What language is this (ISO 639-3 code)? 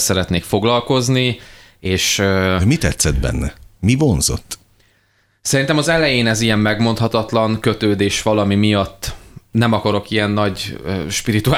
hun